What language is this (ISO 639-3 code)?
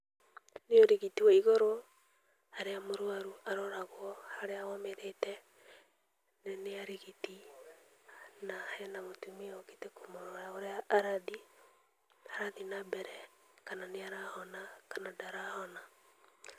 kik